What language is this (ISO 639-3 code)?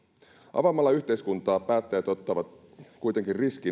fin